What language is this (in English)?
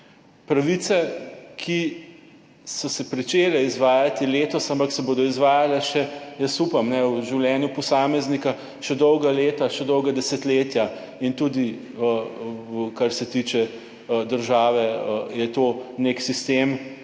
Slovenian